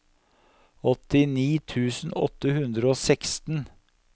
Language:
Norwegian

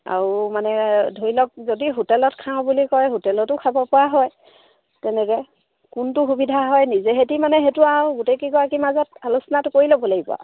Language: Assamese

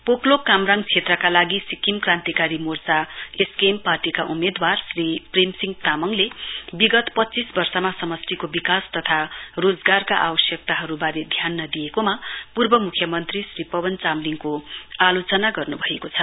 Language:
Nepali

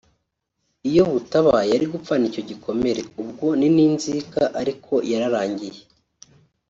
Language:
Kinyarwanda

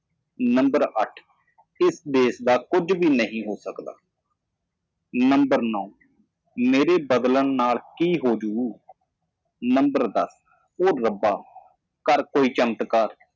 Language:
Punjabi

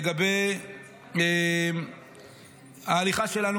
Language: Hebrew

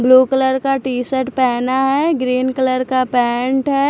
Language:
Hindi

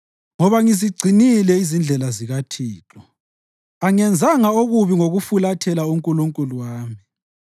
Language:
North Ndebele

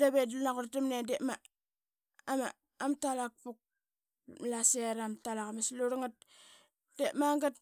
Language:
Qaqet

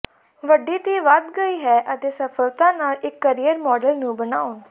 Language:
Punjabi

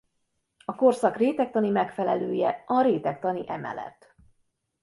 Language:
Hungarian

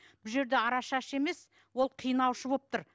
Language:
Kazakh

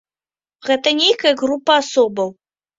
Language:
Belarusian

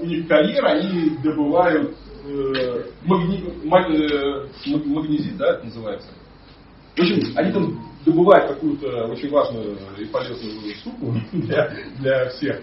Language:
Russian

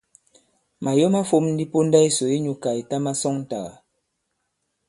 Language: Bankon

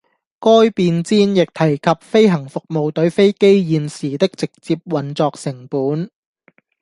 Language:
Cantonese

